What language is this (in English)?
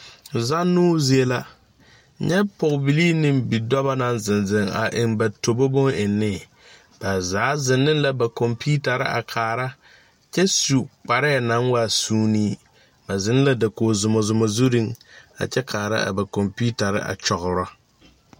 Southern Dagaare